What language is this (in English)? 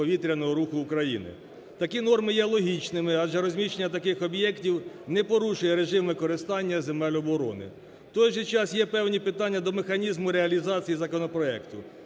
Ukrainian